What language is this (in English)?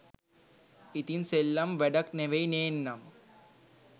Sinhala